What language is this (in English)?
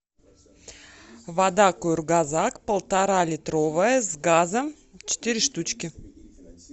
Russian